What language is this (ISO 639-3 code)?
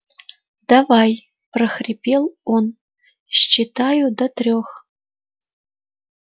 rus